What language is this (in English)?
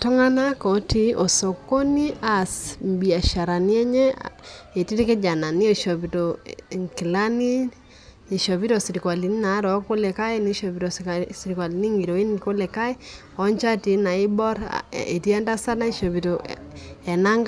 Masai